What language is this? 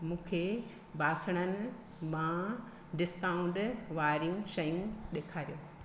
Sindhi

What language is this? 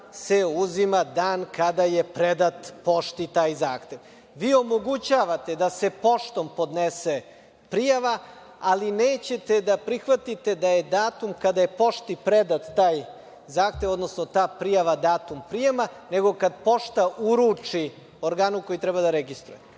Serbian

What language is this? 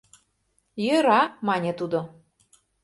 Mari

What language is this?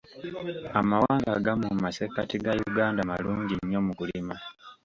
Ganda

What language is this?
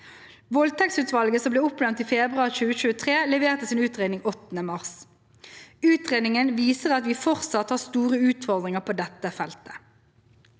Norwegian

